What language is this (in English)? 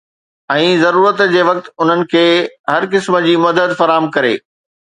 Sindhi